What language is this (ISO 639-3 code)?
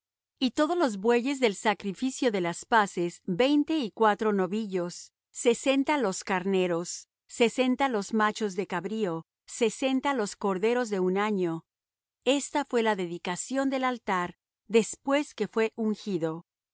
spa